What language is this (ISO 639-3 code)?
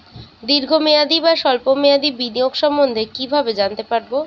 ben